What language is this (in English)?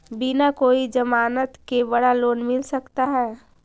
Magahi